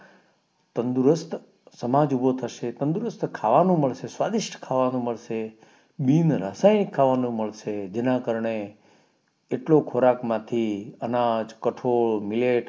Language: Gujarati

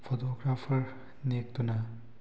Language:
Manipuri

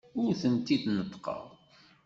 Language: Kabyle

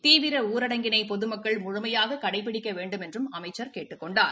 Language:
Tamil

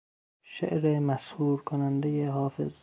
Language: Persian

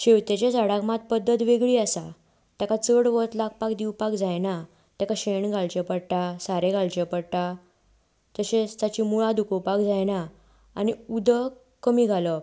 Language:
Konkani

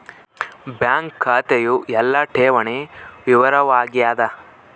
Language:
Kannada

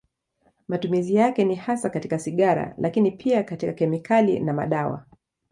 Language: Swahili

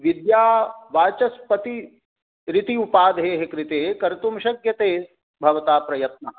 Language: Sanskrit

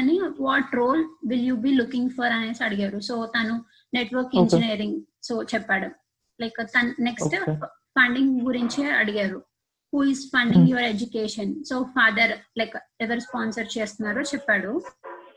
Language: Telugu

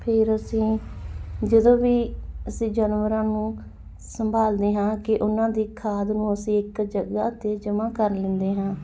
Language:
Punjabi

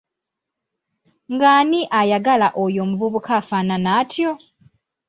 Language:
Ganda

